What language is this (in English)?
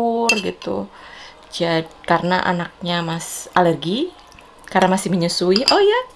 Indonesian